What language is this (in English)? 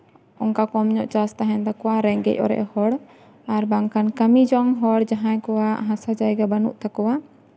Santali